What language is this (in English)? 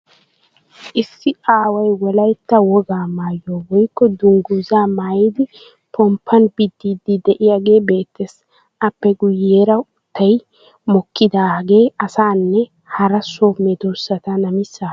Wolaytta